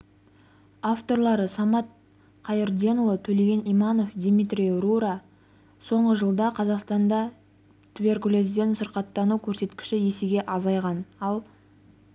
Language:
Kazakh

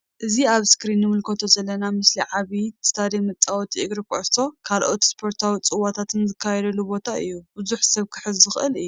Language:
Tigrinya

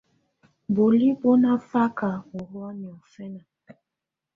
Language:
Tunen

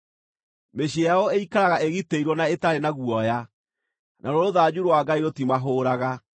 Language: Kikuyu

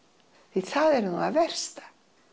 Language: Icelandic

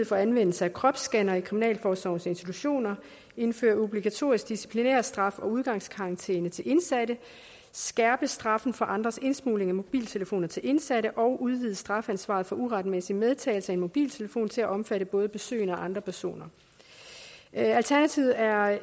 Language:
Danish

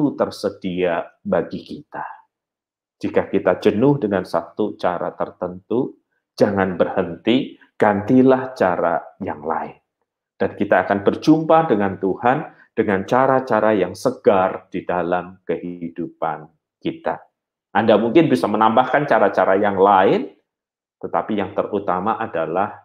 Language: Indonesian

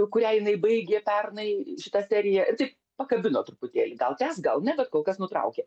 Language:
Lithuanian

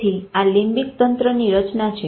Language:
Gujarati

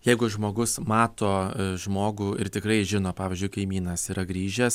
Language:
Lithuanian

